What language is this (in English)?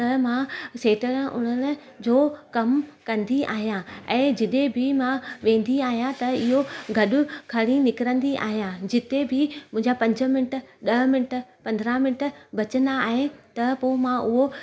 Sindhi